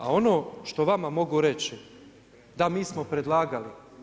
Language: Croatian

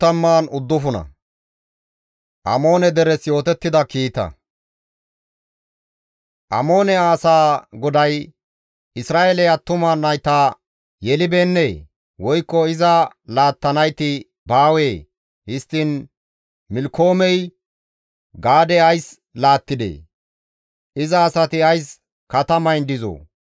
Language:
Gamo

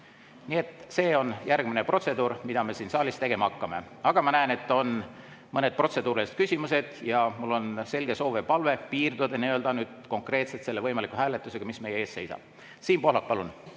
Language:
Estonian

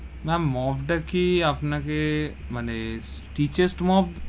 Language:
Bangla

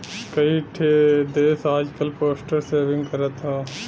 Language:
Bhojpuri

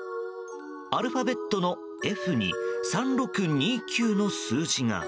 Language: Japanese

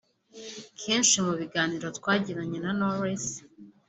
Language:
Kinyarwanda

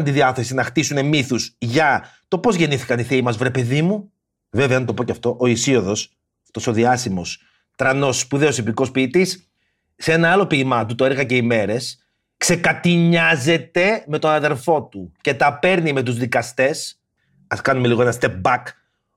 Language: Greek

